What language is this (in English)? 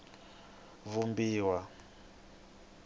Tsonga